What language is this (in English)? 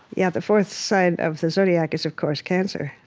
English